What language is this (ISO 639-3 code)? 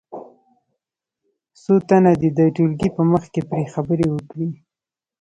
pus